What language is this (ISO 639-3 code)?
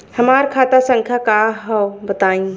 bho